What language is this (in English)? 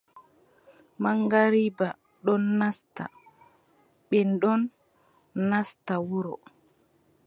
Adamawa Fulfulde